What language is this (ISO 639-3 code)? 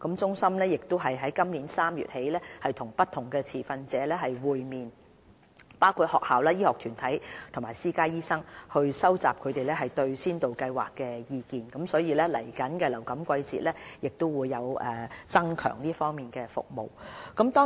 yue